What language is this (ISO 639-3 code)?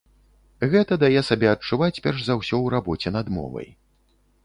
bel